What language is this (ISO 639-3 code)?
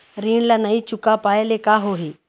hne